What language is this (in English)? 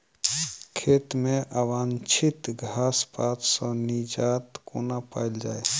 Maithili